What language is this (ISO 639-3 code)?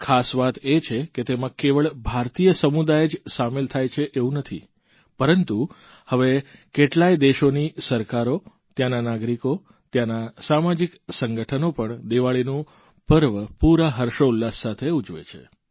guj